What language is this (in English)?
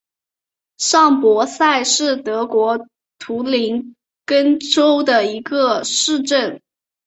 Chinese